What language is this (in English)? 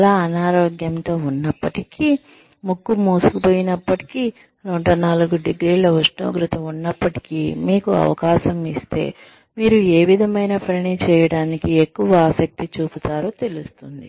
Telugu